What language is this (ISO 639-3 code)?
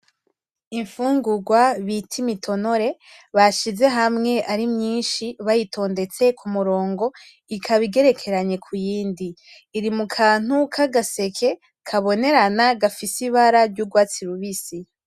run